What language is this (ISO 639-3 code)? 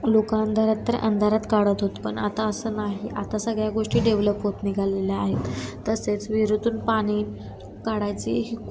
mar